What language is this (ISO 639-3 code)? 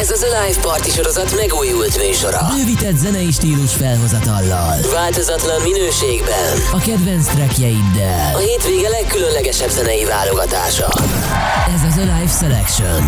hun